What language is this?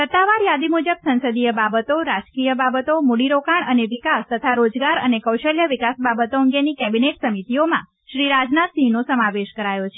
Gujarati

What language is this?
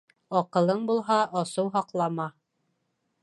Bashkir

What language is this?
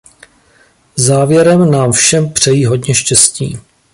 Czech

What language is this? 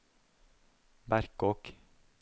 Norwegian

